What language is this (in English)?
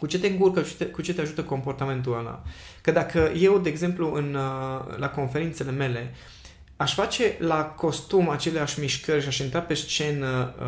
Romanian